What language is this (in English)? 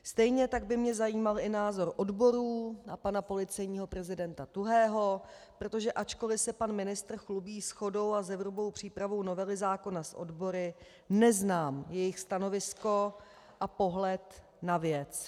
Czech